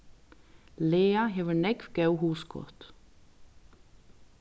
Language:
Faroese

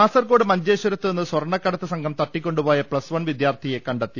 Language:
Malayalam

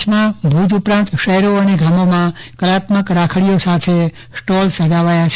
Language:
Gujarati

